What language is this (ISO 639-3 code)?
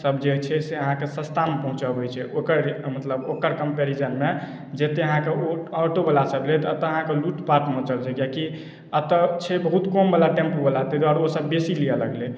mai